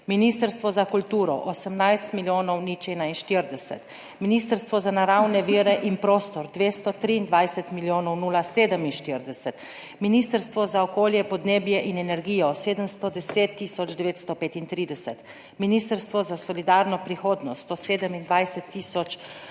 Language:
Slovenian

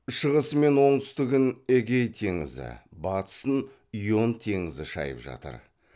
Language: Kazakh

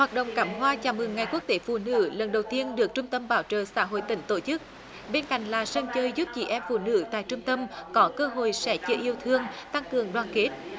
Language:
Vietnamese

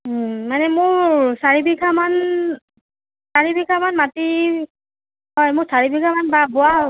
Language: Assamese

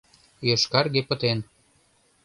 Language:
Mari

